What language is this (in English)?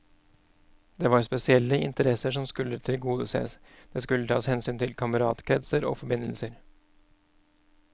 Norwegian